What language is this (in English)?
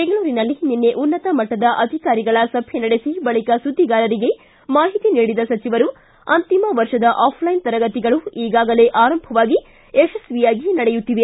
Kannada